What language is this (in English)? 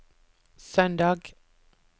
Norwegian